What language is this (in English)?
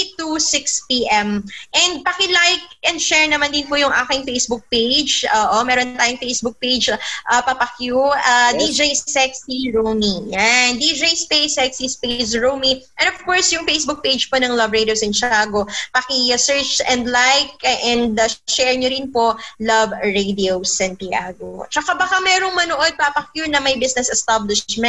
Filipino